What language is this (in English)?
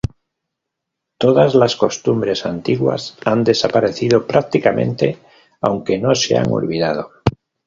Spanish